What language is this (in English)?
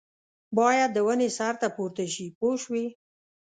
Pashto